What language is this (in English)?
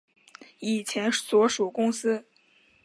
Chinese